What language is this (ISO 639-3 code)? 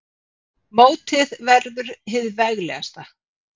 isl